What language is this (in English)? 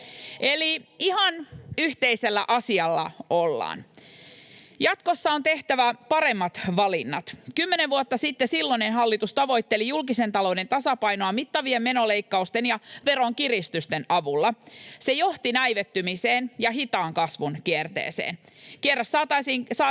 Finnish